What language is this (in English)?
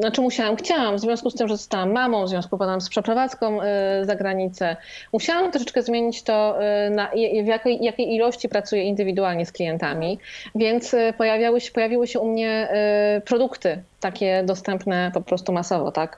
Polish